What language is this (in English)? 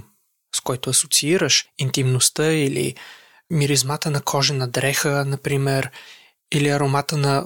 Bulgarian